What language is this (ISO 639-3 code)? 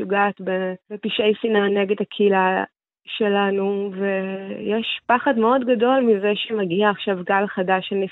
heb